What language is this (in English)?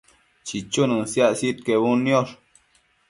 Matsés